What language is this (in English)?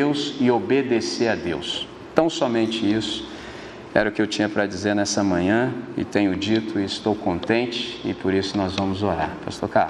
Portuguese